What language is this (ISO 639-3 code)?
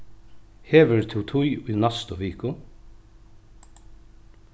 fao